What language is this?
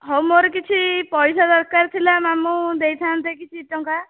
Odia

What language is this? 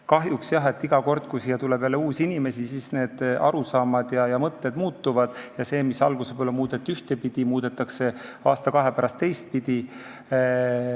Estonian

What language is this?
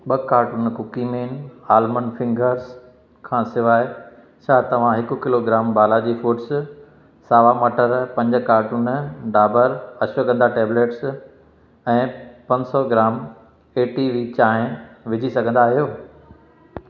Sindhi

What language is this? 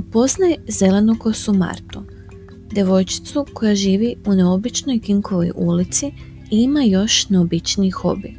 Croatian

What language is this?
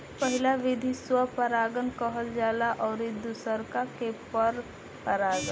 Bhojpuri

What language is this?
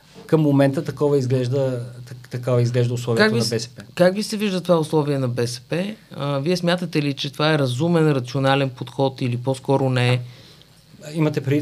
Bulgarian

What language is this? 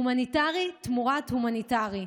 Hebrew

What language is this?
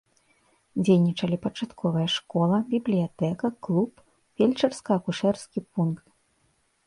Belarusian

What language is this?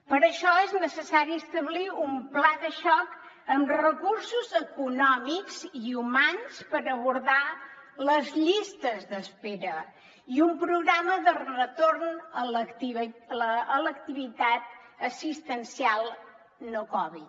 Catalan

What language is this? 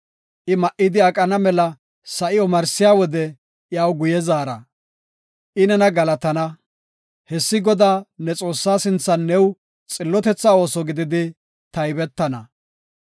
Gofa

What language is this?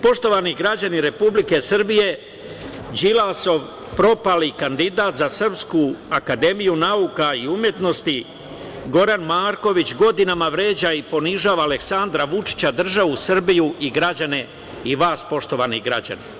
Serbian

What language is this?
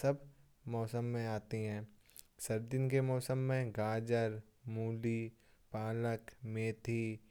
Kanauji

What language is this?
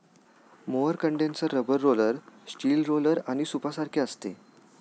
Marathi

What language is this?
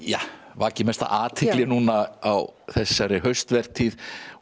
Icelandic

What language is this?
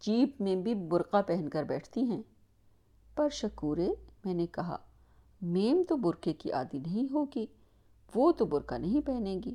Urdu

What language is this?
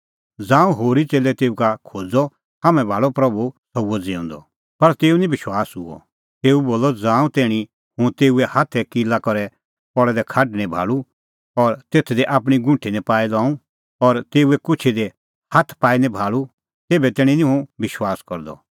Kullu Pahari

